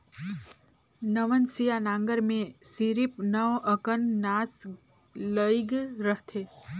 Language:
Chhattisgarhi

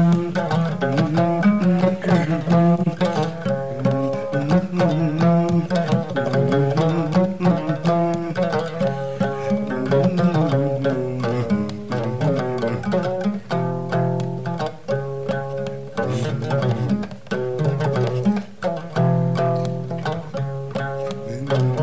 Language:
Fula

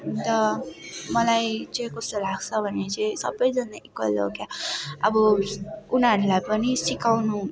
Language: Nepali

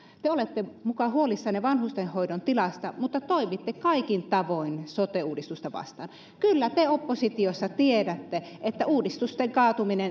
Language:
Finnish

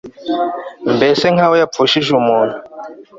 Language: Kinyarwanda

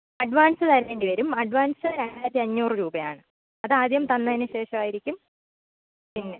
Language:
Malayalam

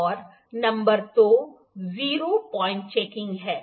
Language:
Hindi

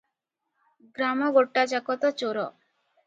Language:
Odia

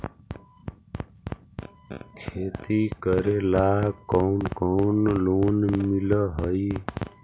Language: Magahi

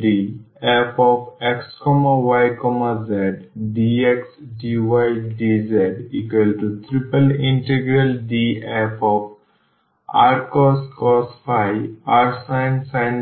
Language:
Bangla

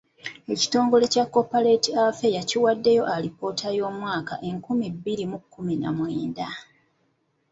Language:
Ganda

